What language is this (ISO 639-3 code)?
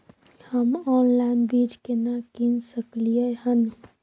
mai